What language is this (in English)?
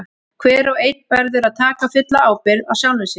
Icelandic